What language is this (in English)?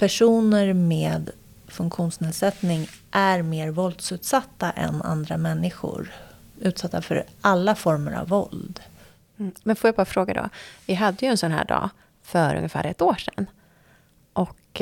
Swedish